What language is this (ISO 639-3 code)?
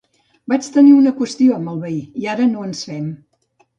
cat